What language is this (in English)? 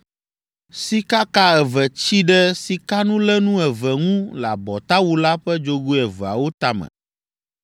Ewe